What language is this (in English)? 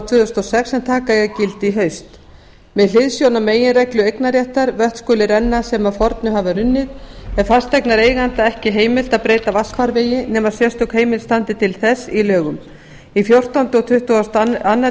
Icelandic